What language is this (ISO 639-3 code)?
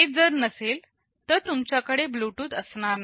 mar